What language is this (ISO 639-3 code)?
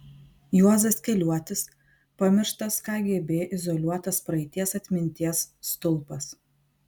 lit